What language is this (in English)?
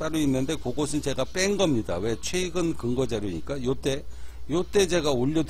Korean